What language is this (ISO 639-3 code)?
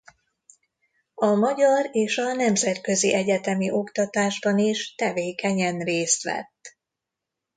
hun